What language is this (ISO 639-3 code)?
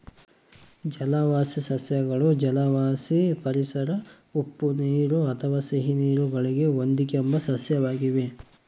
kan